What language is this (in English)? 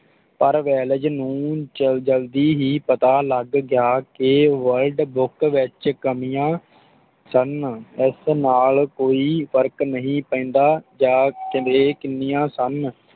Punjabi